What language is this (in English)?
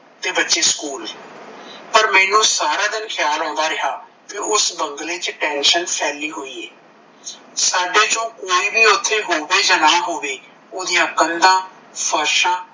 Punjabi